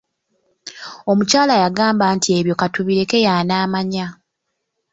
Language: Ganda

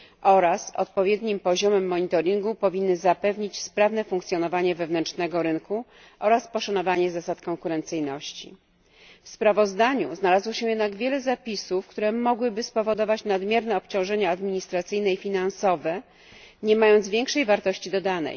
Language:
Polish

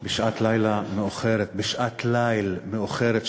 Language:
Hebrew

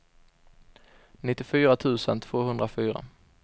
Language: Swedish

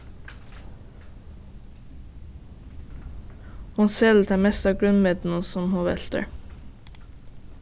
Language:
Faroese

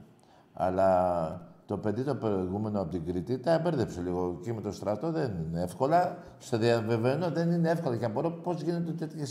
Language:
Greek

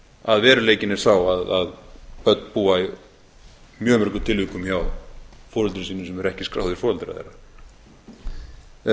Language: Icelandic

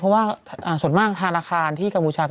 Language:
Thai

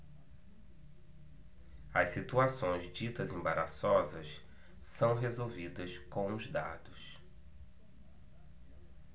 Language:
Portuguese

